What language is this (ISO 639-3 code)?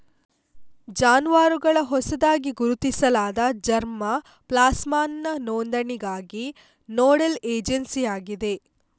kan